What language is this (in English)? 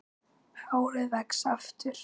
Icelandic